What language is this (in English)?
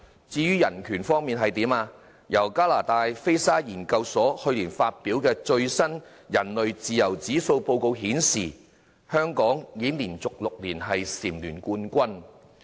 Cantonese